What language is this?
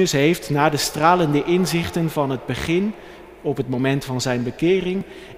Dutch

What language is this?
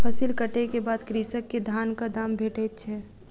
Maithili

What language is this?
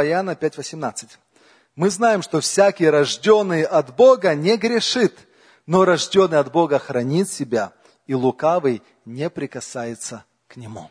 Russian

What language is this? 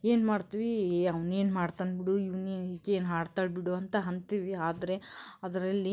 Kannada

